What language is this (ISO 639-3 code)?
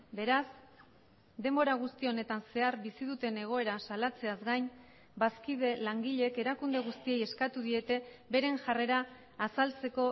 eus